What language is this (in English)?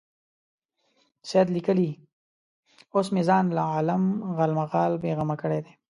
Pashto